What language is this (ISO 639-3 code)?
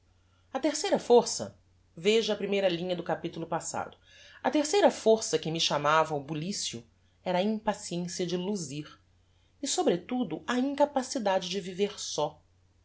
por